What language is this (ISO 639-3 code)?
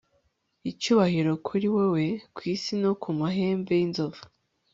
kin